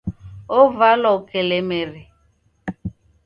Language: Taita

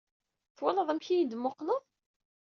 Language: Kabyle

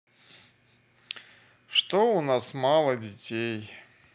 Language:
Russian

